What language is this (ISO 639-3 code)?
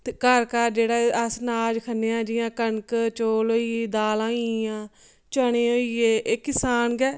doi